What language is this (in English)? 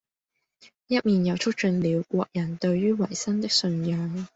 Cantonese